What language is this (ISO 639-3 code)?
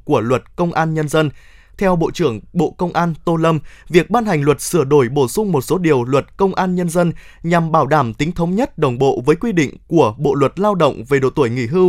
vie